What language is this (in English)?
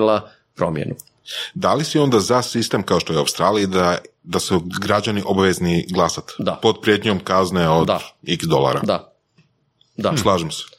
Croatian